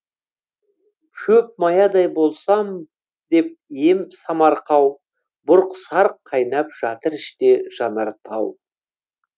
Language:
Kazakh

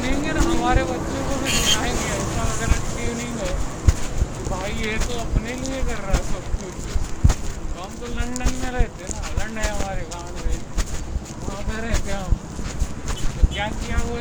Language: Marathi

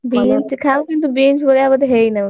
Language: Odia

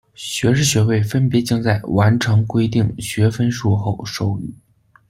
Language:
Chinese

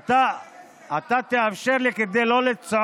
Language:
Hebrew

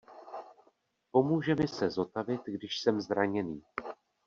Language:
Czech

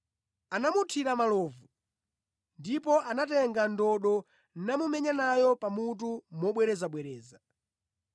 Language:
Nyanja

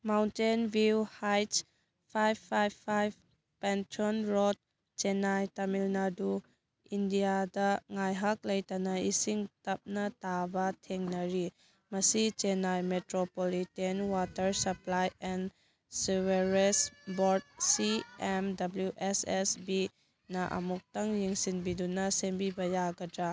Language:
Manipuri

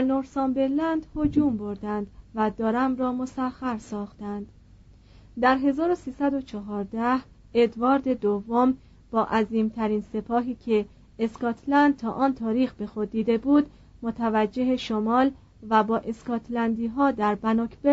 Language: Persian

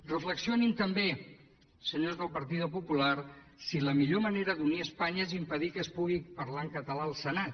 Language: Catalan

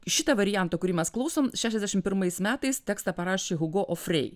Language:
Lithuanian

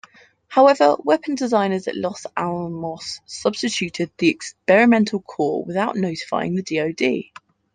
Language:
English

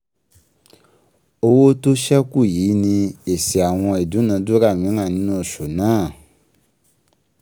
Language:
Yoruba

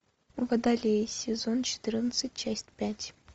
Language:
Russian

